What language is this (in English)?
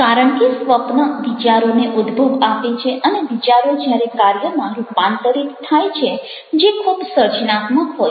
Gujarati